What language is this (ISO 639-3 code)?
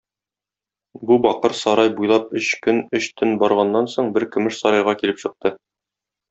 tat